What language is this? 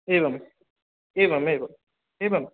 Sanskrit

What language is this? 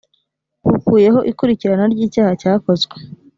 Kinyarwanda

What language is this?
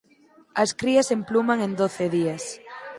Galician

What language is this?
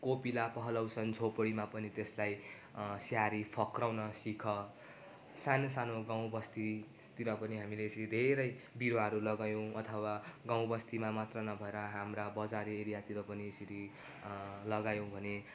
Nepali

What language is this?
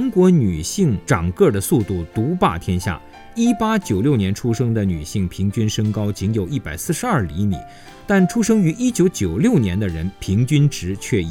Chinese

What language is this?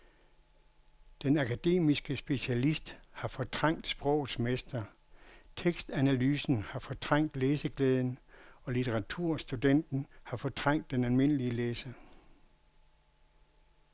Danish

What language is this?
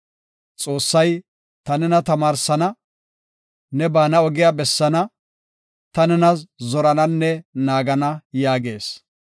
Gofa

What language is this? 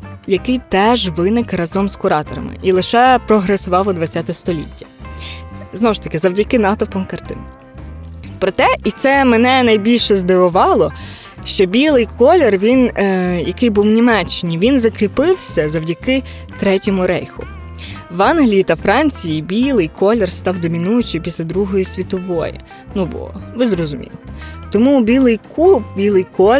Ukrainian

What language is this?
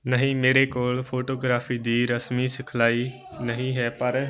Punjabi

